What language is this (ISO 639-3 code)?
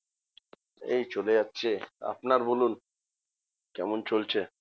ben